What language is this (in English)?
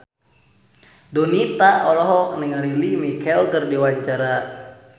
Sundanese